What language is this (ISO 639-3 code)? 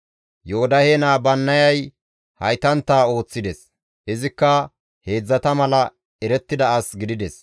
gmv